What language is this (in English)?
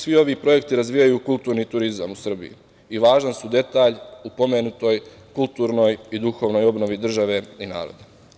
Serbian